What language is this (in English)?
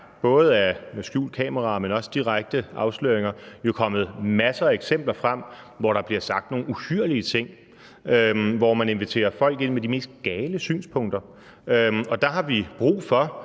Danish